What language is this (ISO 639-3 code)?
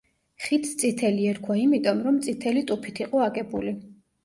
kat